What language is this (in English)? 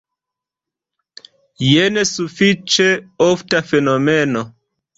Esperanto